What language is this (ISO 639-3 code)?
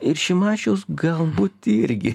lit